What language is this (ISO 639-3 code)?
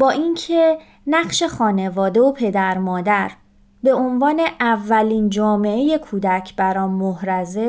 fas